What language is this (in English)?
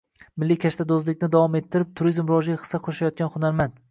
Uzbek